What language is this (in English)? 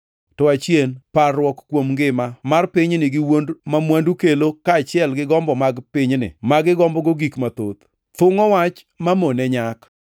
Luo (Kenya and Tanzania)